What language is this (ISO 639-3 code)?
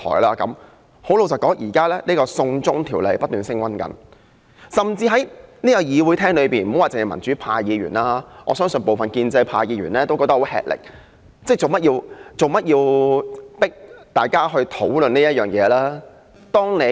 yue